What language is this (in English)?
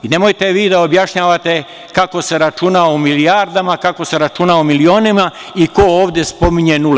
Serbian